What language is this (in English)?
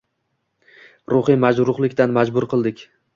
Uzbek